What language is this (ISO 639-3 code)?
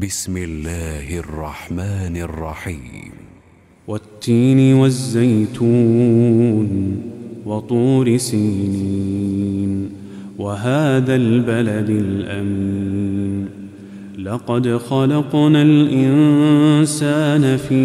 ara